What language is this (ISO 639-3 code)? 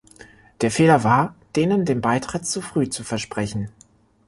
deu